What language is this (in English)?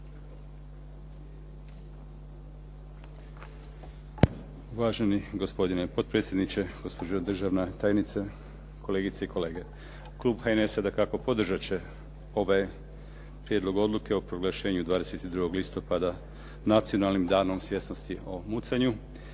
Croatian